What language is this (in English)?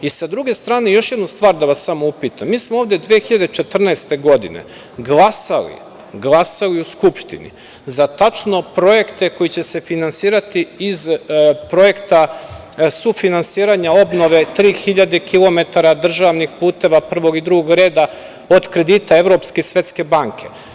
Serbian